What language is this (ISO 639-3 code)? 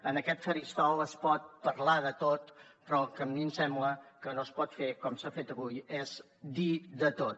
cat